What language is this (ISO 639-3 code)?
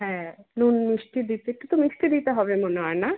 ben